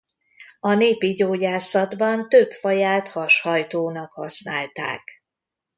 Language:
Hungarian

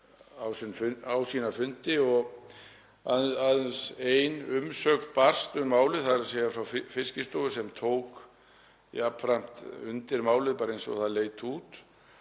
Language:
Icelandic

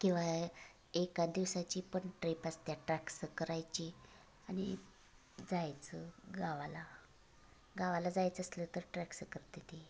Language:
Marathi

